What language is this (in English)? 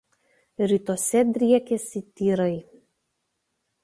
Lithuanian